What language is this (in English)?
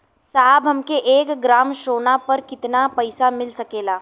Bhojpuri